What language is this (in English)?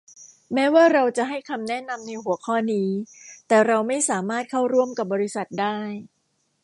Thai